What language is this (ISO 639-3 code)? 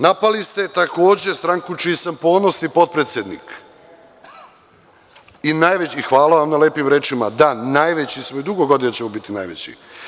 srp